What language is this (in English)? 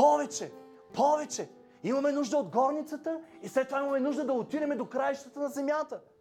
Bulgarian